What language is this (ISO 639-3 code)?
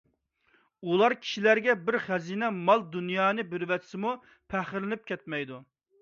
uig